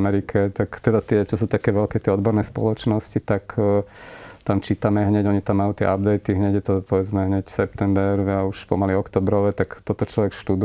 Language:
Slovak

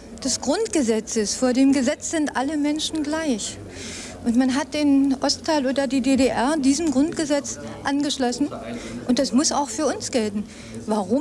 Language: German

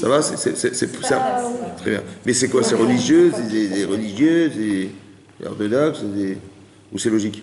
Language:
French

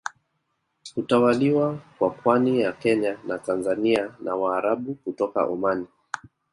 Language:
Swahili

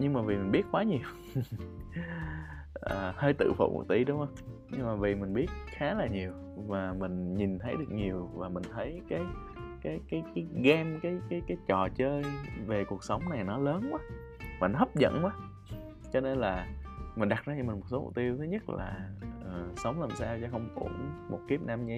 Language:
Vietnamese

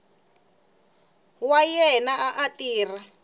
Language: Tsonga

